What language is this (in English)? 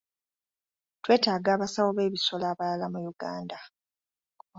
Ganda